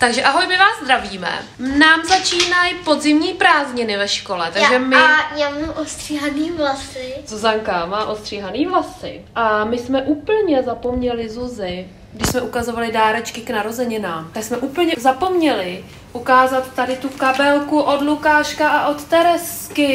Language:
Czech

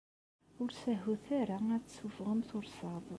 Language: Kabyle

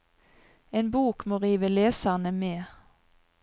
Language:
Norwegian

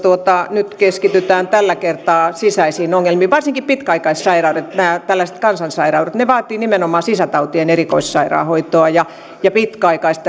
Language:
Finnish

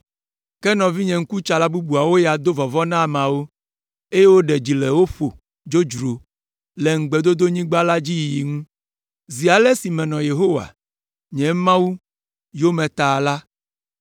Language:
Ewe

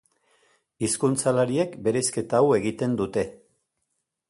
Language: Basque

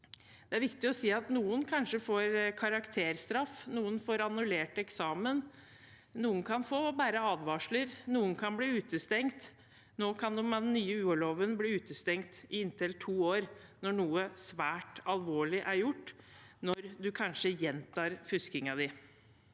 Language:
Norwegian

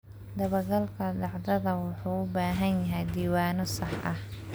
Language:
Somali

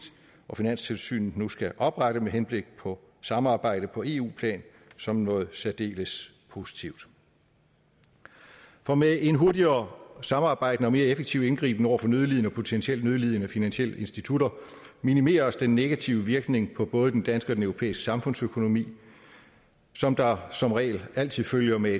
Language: Danish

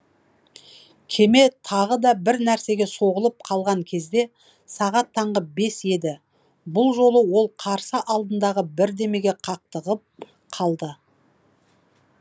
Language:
Kazakh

